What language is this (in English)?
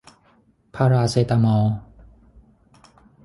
Thai